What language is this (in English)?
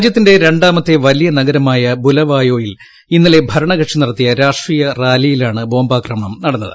Malayalam